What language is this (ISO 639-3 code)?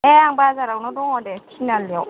brx